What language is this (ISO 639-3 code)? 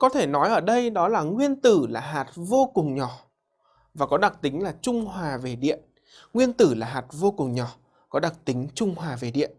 vie